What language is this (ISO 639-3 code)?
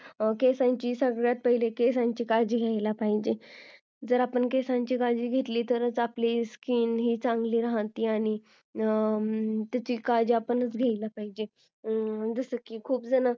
mar